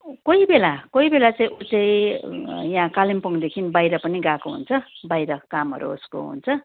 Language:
Nepali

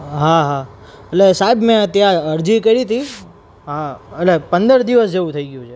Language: Gujarati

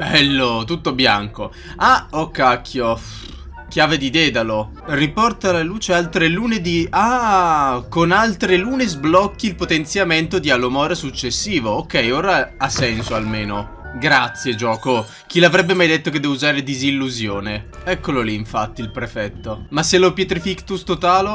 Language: Italian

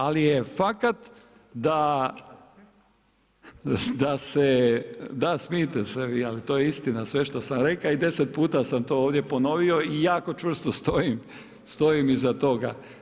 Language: Croatian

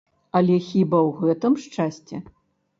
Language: Belarusian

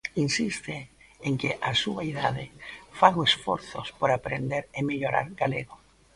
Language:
Galician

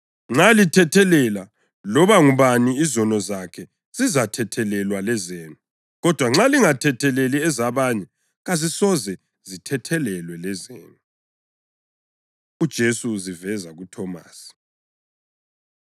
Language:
North Ndebele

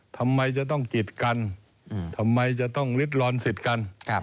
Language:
Thai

